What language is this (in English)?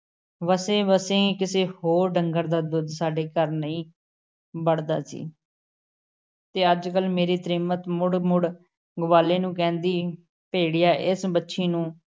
Punjabi